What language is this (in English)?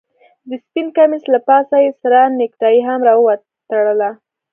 Pashto